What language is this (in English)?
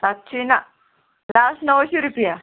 Konkani